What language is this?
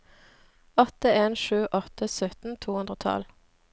Norwegian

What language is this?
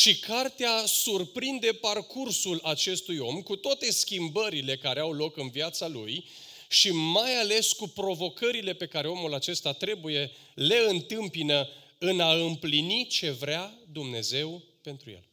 Romanian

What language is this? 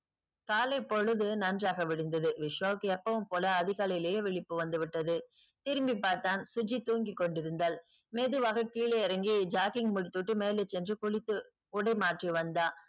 Tamil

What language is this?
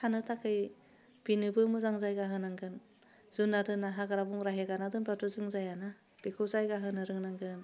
Bodo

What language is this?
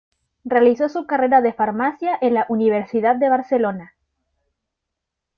Spanish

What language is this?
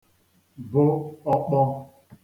Igbo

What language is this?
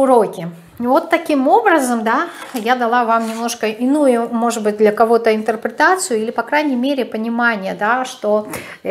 Russian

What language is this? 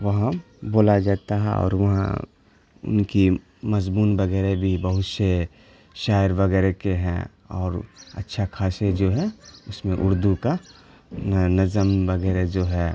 Urdu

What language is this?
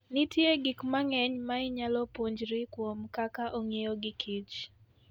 Luo (Kenya and Tanzania)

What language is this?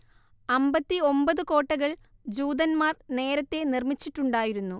Malayalam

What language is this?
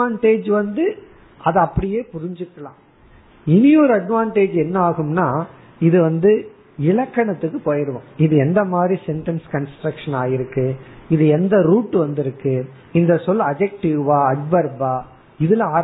Tamil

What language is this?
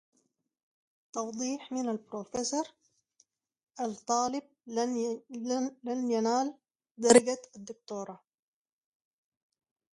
English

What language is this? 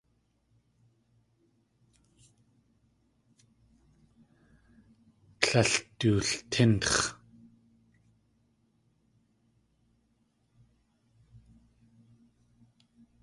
Tlingit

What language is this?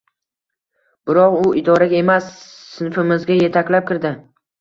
Uzbek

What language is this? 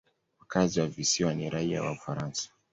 Swahili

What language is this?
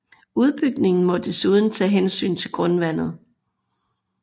Danish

